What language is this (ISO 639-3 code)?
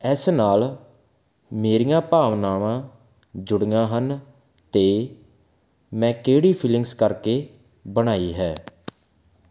pan